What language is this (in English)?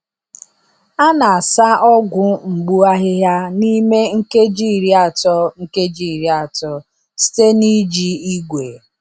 Igbo